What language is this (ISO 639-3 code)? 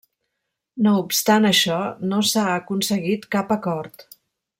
cat